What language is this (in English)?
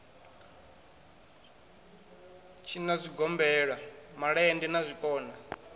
Venda